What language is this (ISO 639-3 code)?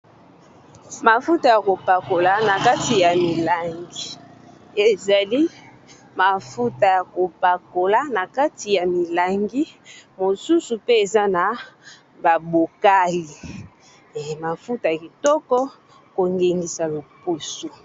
lin